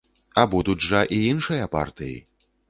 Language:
Belarusian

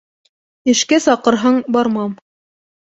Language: Bashkir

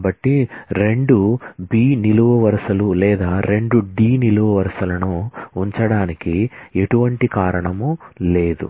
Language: Telugu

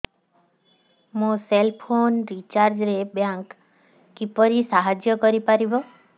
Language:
Odia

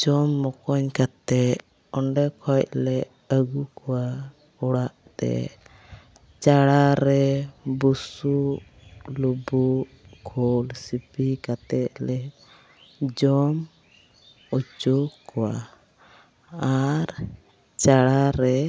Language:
Santali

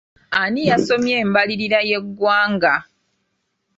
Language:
Ganda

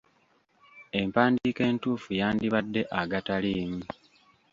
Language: Ganda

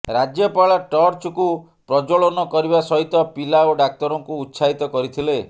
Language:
Odia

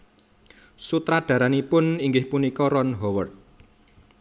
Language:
Javanese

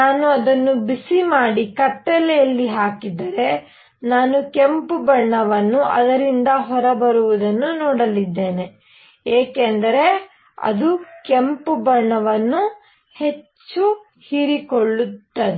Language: Kannada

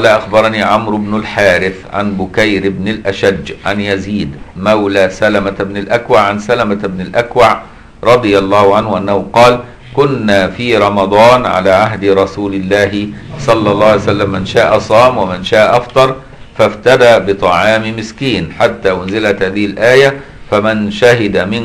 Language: Arabic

